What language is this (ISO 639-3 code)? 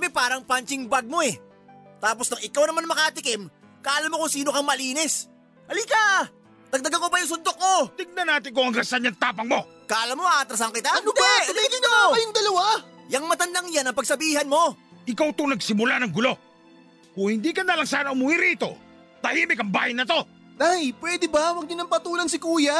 fil